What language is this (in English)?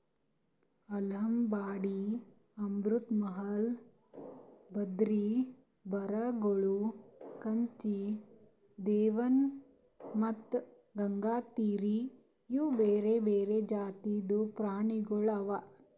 Kannada